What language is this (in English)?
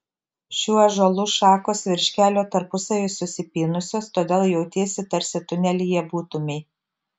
Lithuanian